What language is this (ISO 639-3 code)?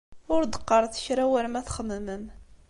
kab